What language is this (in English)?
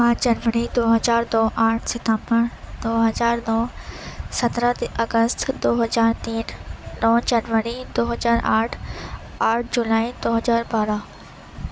Urdu